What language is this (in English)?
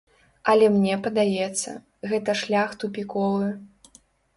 Belarusian